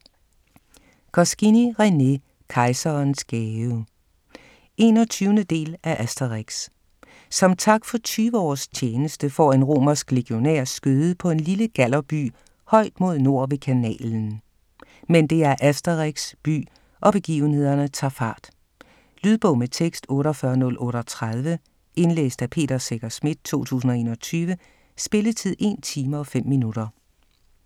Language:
Danish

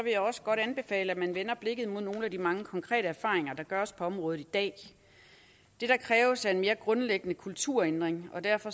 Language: Danish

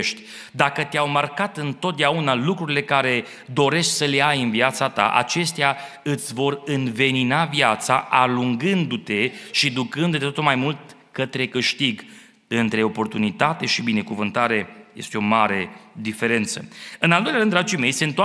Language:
Romanian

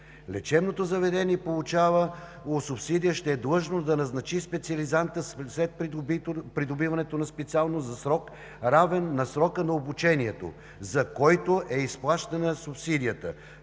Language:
Bulgarian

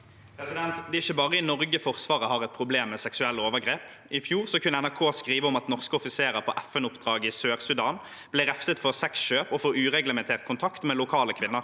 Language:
Norwegian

